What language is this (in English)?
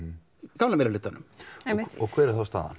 Icelandic